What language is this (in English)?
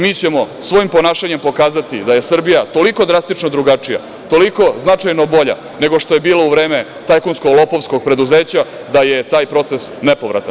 Serbian